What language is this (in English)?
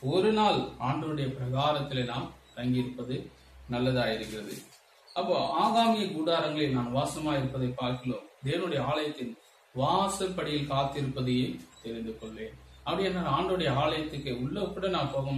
Romanian